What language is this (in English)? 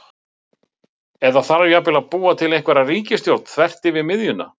Icelandic